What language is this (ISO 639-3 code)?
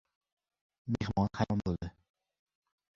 uzb